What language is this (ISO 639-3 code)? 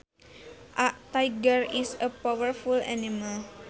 sun